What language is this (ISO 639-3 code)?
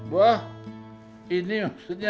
ind